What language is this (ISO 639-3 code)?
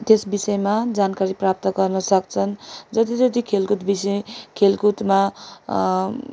nep